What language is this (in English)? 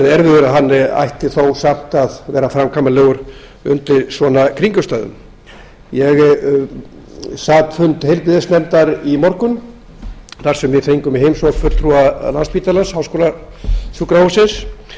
Icelandic